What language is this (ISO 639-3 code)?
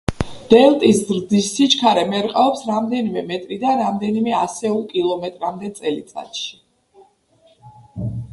kat